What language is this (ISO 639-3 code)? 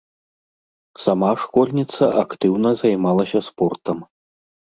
bel